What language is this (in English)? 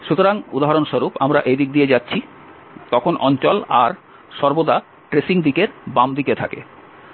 Bangla